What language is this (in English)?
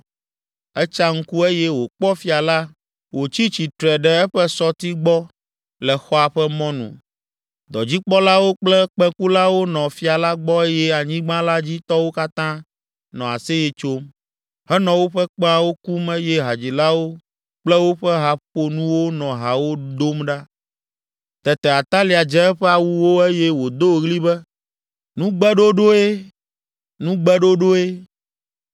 Ewe